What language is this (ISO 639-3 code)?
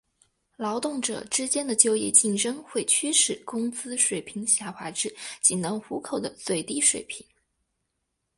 zho